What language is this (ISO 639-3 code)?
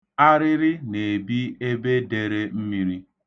ibo